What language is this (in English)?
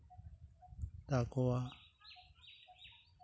Santali